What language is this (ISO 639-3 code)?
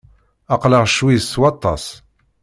kab